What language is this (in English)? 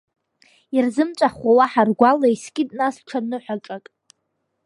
Abkhazian